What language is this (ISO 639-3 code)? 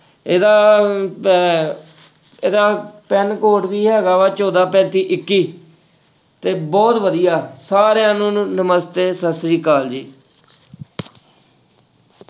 pan